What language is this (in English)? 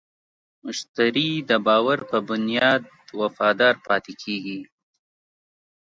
Pashto